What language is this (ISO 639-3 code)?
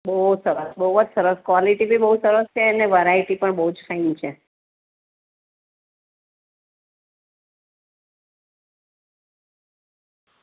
guj